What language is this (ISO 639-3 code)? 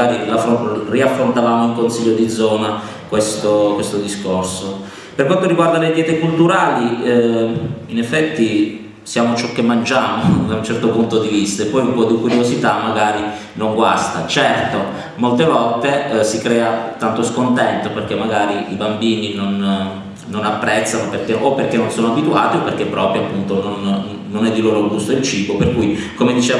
ita